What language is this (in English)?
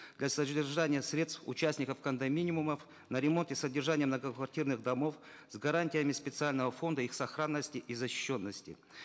Kazakh